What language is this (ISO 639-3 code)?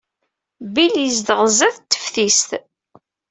kab